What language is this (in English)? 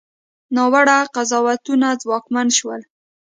Pashto